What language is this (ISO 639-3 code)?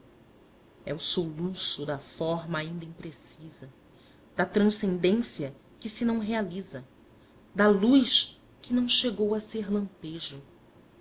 por